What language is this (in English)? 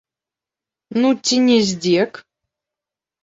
Belarusian